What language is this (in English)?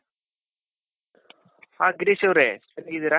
Kannada